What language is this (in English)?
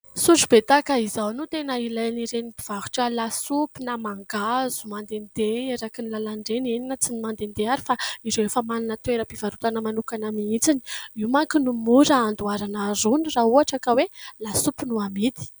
Malagasy